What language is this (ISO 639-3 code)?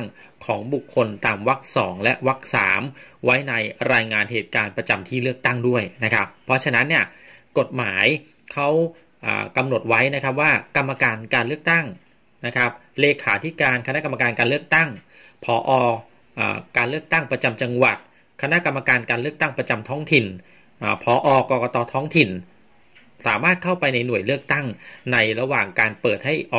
tha